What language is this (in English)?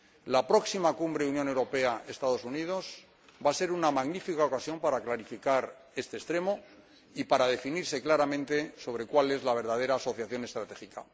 Spanish